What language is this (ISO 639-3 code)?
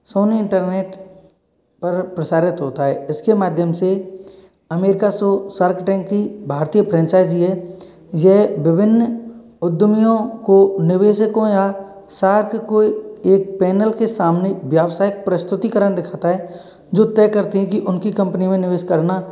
hin